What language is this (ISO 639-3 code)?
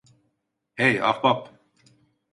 tur